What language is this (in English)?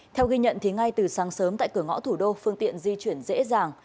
Vietnamese